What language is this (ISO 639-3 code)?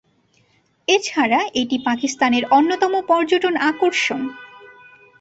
ben